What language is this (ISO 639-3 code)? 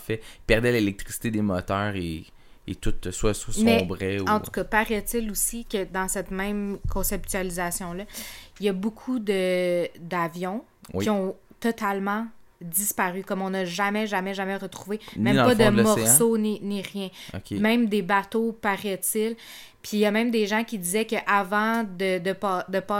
fra